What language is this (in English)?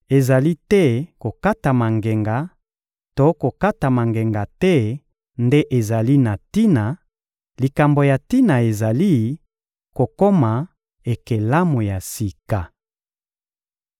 Lingala